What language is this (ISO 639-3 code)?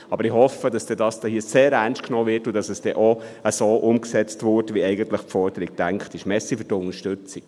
gsw